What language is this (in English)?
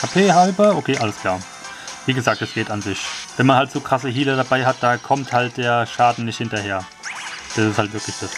German